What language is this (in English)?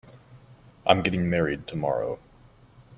English